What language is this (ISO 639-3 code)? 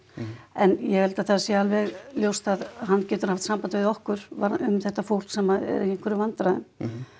isl